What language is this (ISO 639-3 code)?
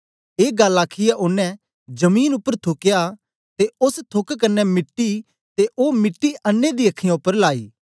doi